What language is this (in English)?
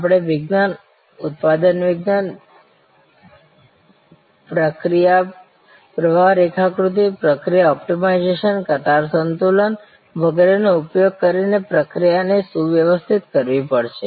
Gujarati